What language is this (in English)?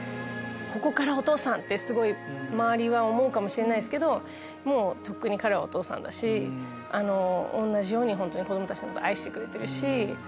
Japanese